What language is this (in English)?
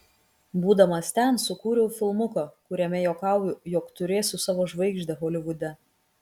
Lithuanian